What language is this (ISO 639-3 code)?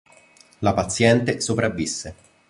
ita